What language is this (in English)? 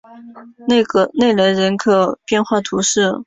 Chinese